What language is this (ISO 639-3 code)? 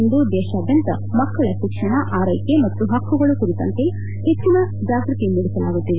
kan